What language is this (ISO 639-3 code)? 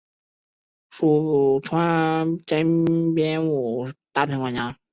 zho